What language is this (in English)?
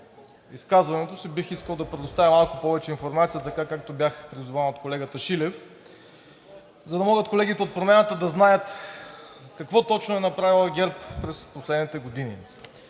Bulgarian